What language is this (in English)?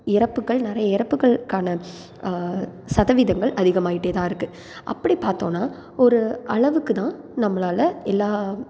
Tamil